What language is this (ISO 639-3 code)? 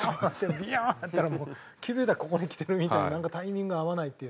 jpn